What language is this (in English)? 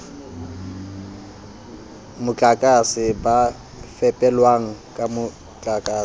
Southern Sotho